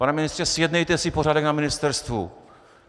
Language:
Czech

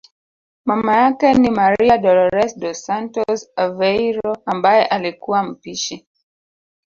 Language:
Swahili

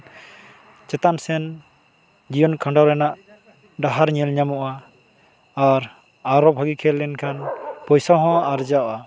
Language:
Santali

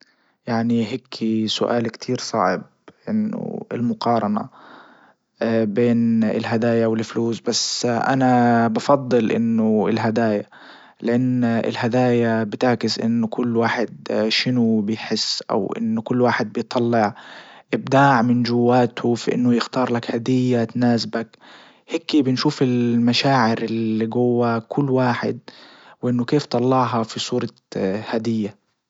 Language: Libyan Arabic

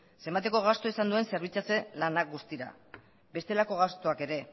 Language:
Basque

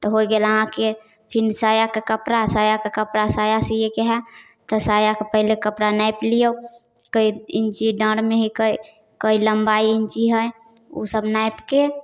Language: Maithili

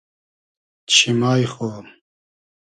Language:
Hazaragi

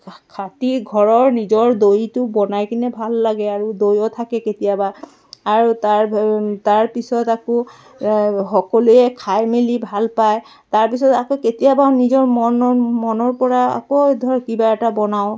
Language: Assamese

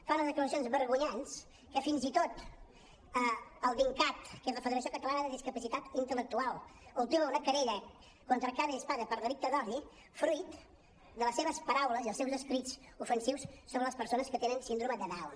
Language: Catalan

